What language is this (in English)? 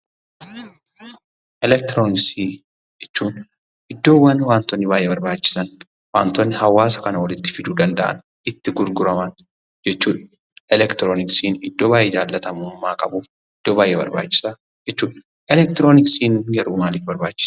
Oromo